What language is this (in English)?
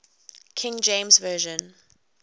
English